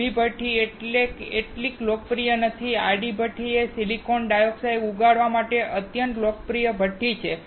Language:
Gujarati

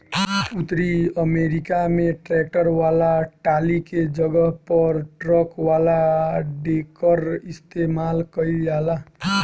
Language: Bhojpuri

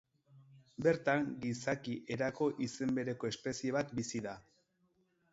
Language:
Basque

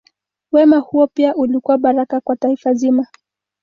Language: Swahili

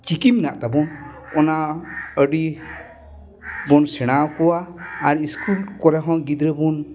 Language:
Santali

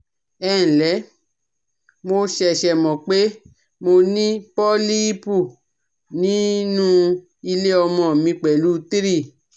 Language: Yoruba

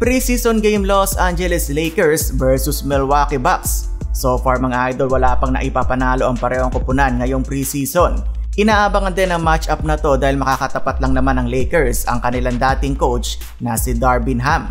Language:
Filipino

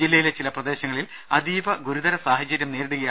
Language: Malayalam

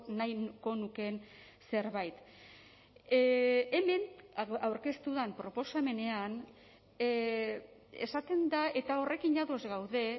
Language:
Basque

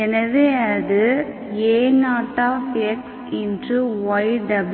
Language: Tamil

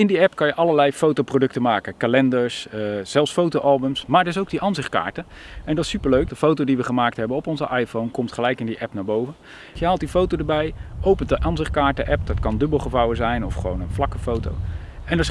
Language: Dutch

